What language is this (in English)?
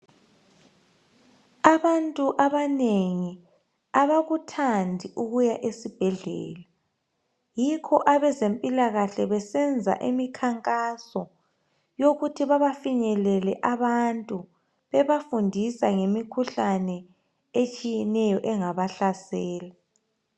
North Ndebele